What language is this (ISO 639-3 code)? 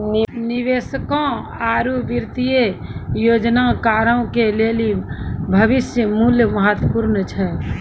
mai